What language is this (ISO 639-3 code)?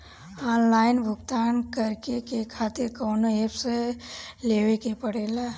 bho